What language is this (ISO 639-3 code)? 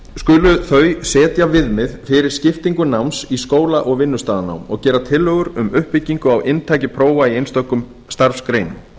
isl